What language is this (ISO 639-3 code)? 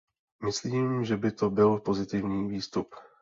ces